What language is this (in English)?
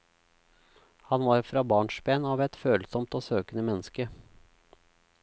Norwegian